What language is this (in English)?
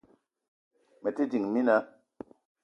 Eton (Cameroon)